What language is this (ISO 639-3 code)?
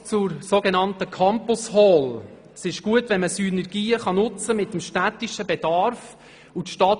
gsw